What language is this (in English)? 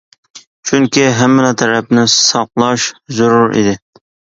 Uyghur